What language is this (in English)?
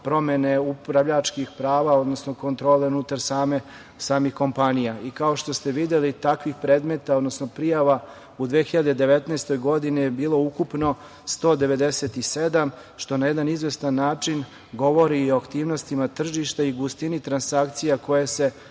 Serbian